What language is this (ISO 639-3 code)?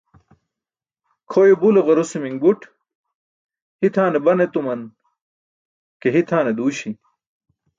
bsk